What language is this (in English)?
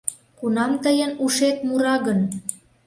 Mari